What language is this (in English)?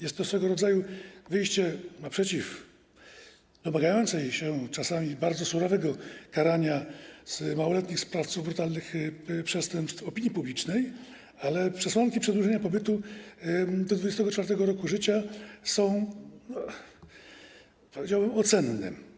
Polish